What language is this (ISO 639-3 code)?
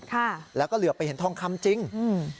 tha